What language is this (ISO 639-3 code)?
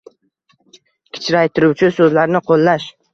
uzb